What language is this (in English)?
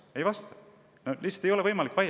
Estonian